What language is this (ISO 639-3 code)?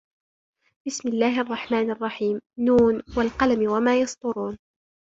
ara